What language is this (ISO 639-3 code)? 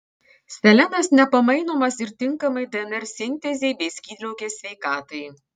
lit